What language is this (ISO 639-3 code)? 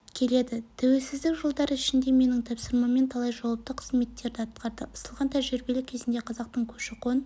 kaz